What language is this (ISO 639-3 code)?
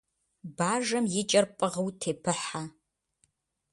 kbd